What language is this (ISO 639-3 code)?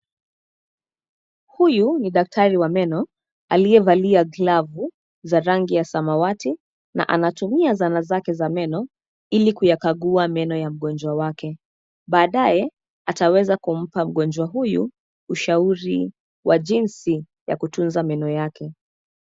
swa